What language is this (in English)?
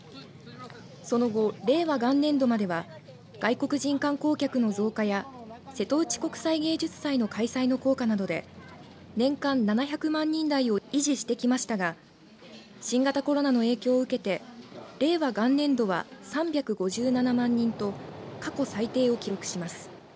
Japanese